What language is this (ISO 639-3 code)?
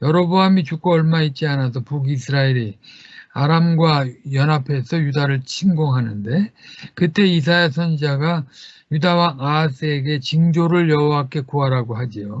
kor